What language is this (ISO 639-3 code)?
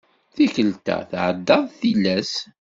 kab